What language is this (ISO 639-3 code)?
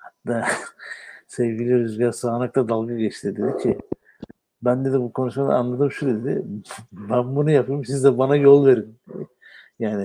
tur